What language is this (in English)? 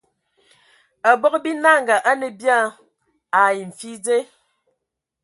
Ewondo